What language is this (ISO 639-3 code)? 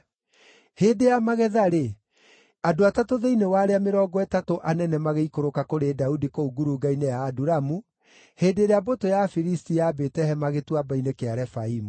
kik